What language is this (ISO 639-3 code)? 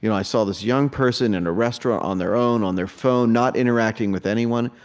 eng